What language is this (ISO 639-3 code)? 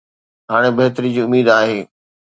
snd